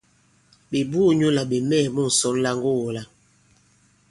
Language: Bankon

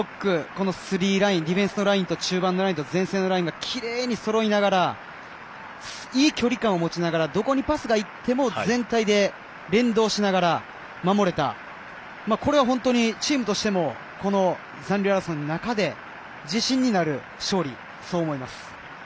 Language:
Japanese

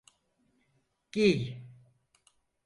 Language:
Turkish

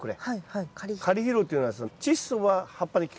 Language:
Japanese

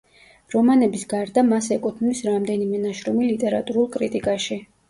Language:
Georgian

